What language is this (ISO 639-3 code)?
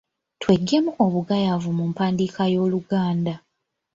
lug